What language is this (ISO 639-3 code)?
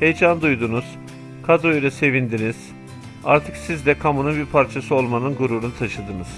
tur